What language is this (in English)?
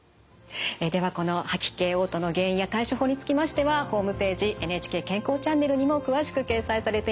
Japanese